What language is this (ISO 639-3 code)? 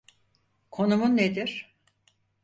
tur